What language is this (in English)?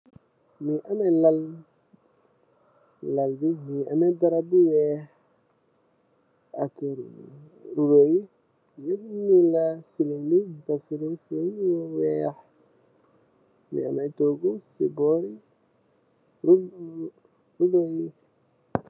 Wolof